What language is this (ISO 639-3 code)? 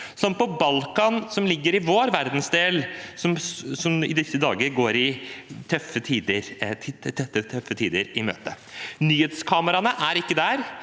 nor